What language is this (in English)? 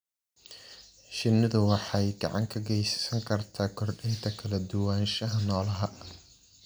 Somali